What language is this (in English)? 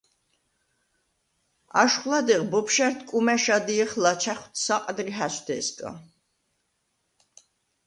Svan